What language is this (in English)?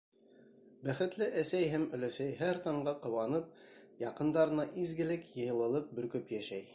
Bashkir